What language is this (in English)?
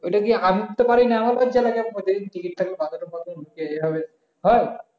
Bangla